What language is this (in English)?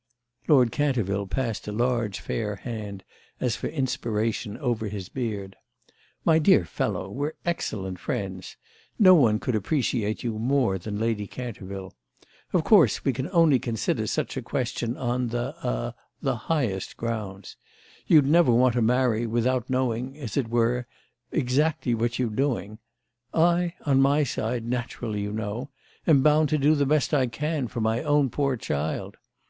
English